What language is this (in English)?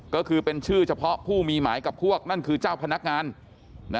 Thai